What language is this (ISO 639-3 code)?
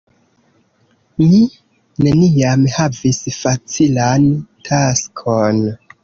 epo